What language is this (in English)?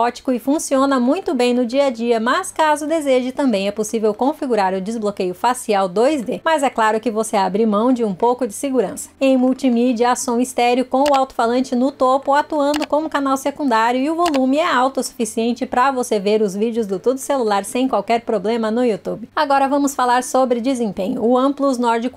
Portuguese